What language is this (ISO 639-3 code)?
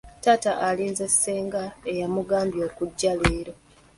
lug